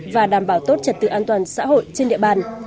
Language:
Vietnamese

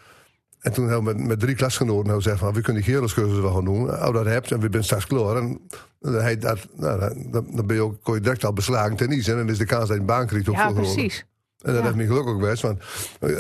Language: Dutch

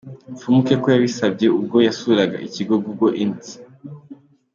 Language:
Kinyarwanda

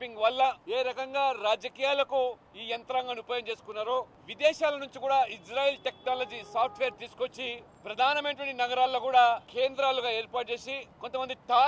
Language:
Telugu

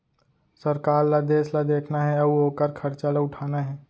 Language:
Chhattisgarhi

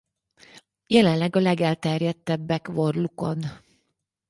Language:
Hungarian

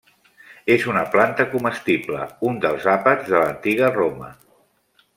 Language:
Catalan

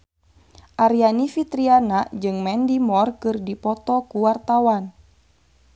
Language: Sundanese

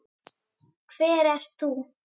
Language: Icelandic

